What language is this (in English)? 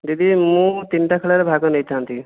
Odia